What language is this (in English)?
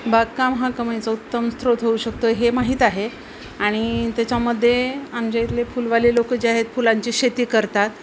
Marathi